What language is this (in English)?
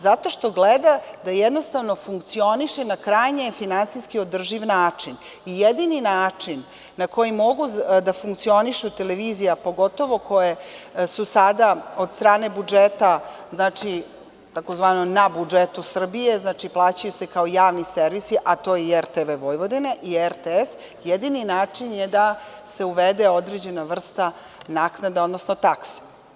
Serbian